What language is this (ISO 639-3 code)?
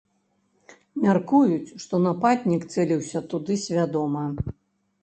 bel